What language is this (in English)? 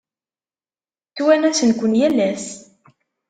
Kabyle